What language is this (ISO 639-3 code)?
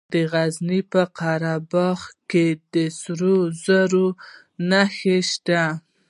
pus